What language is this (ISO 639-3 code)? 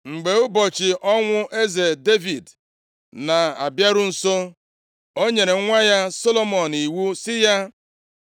ibo